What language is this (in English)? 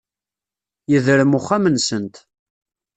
Kabyle